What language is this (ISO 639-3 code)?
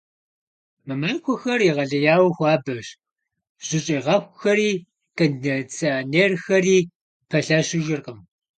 kbd